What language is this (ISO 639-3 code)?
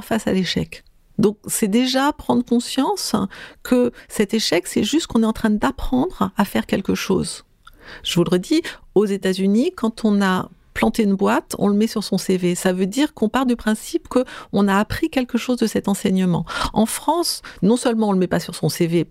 fra